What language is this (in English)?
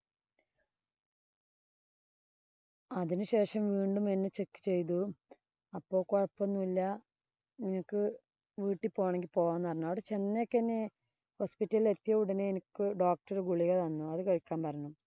Malayalam